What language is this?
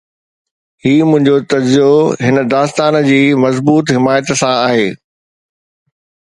Sindhi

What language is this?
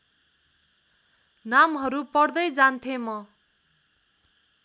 Nepali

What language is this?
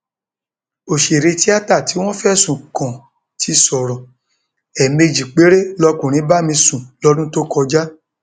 Yoruba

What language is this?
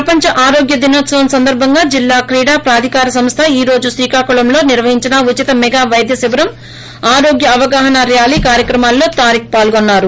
Telugu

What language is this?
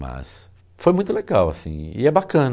Portuguese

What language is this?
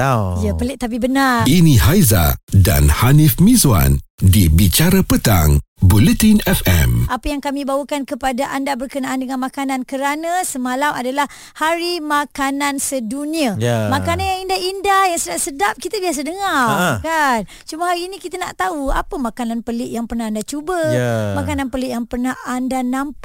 Malay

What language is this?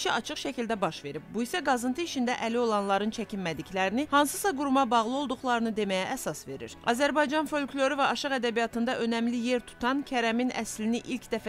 Turkish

